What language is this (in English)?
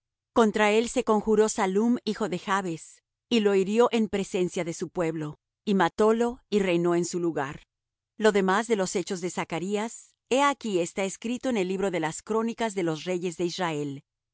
Spanish